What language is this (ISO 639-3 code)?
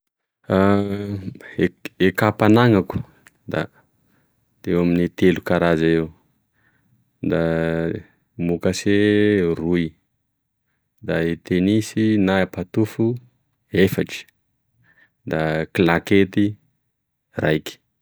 tkg